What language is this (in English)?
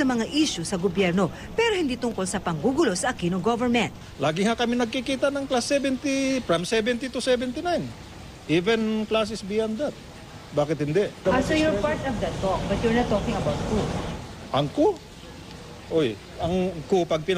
Filipino